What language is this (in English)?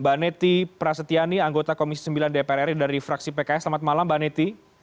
Indonesian